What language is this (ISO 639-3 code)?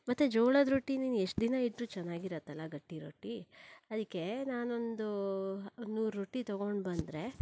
kan